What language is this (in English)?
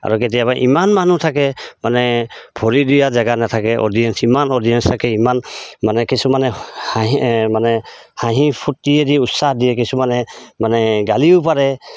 Assamese